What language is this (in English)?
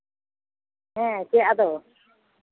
Santali